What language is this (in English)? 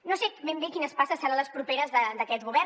Catalan